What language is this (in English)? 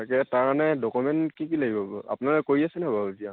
Assamese